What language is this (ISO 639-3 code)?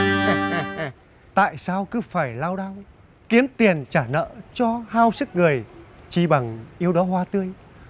vie